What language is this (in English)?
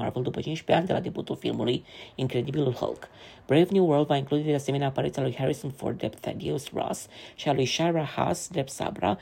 Romanian